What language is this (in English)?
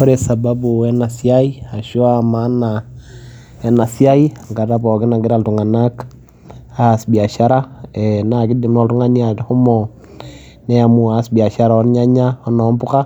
Masai